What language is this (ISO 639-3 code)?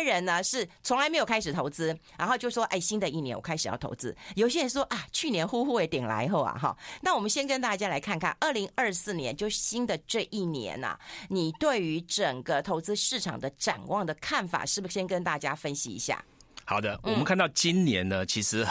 zho